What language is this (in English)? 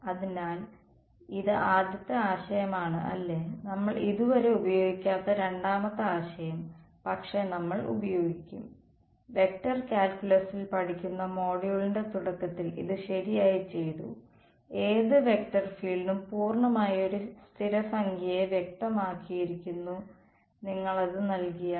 Malayalam